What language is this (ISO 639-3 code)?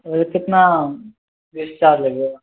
mai